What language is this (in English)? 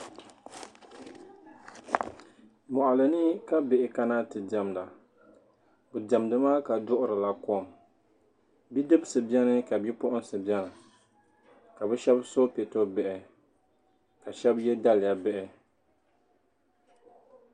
Dagbani